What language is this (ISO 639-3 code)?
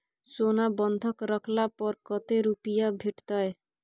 mai